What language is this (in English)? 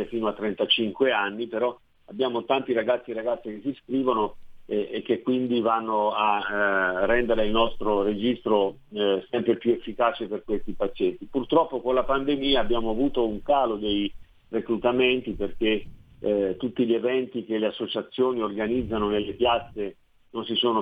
Italian